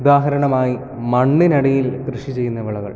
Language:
Malayalam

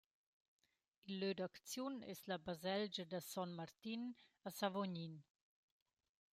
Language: Romansh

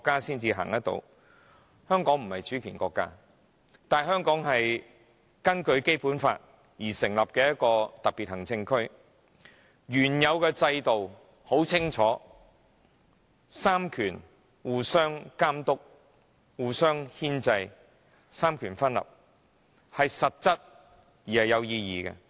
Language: Cantonese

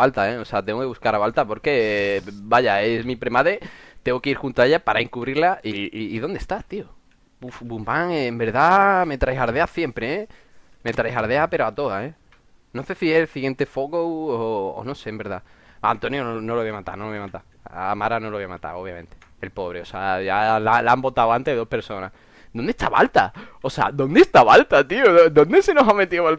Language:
Spanish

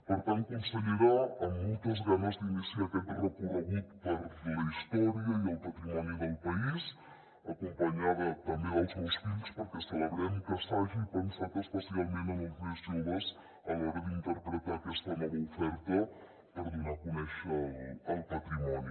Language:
Catalan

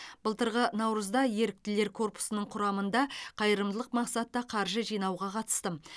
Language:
Kazakh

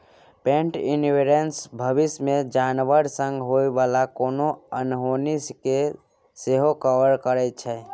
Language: Maithili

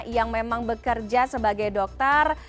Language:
Indonesian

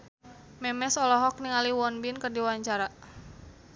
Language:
Sundanese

